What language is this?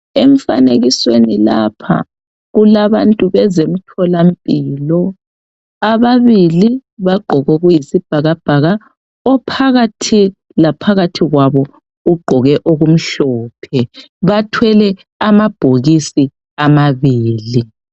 North Ndebele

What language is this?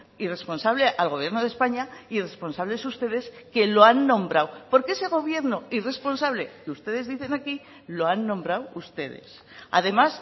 Spanish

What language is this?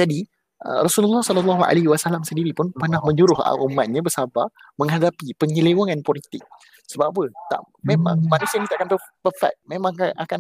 Malay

